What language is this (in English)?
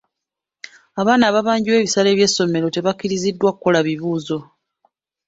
Ganda